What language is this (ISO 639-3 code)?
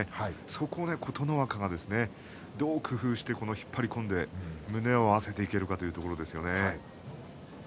jpn